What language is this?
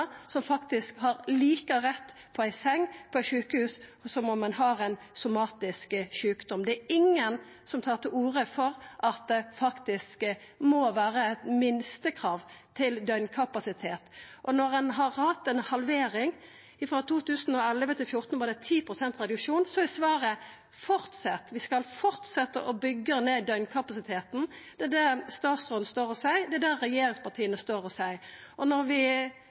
Norwegian Nynorsk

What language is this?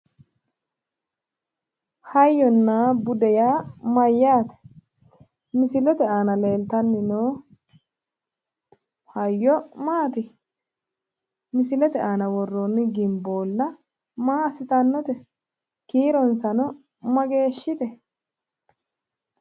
Sidamo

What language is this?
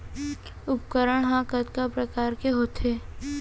Chhattisgarhi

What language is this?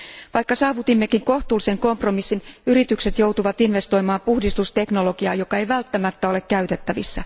Finnish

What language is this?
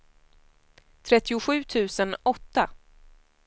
Swedish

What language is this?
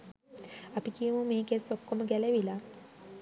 Sinhala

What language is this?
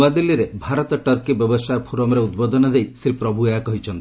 Odia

